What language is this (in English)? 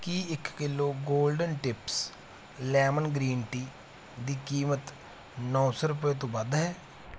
Punjabi